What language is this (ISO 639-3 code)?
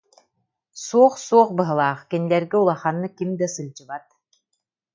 sah